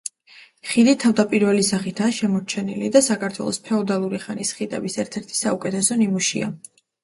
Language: Georgian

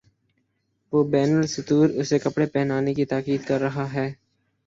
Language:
Urdu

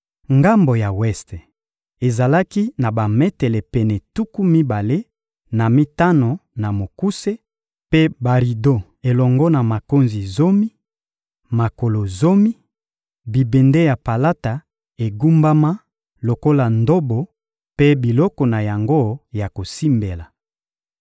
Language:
Lingala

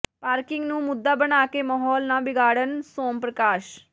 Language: Punjabi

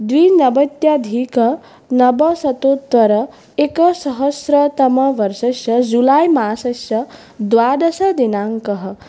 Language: Sanskrit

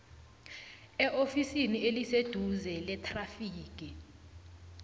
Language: South Ndebele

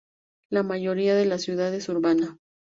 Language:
Spanish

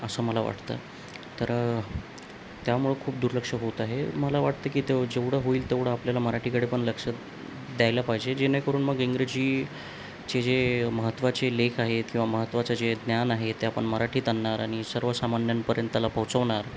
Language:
Marathi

